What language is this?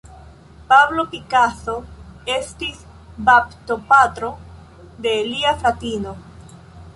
Esperanto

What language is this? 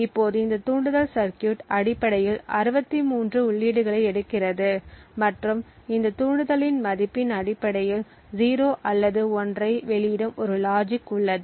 Tamil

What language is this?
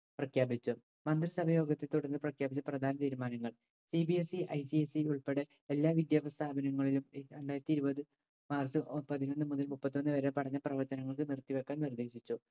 Malayalam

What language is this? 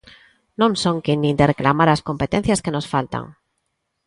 Galician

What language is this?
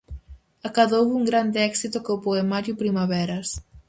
Galician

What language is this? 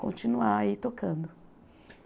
Portuguese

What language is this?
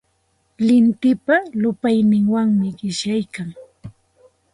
Santa Ana de Tusi Pasco Quechua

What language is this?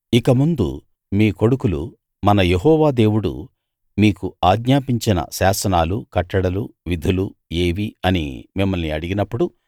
Telugu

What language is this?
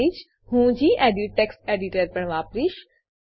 Gujarati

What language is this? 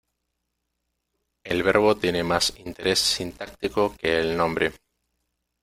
Spanish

